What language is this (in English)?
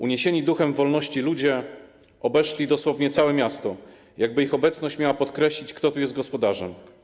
Polish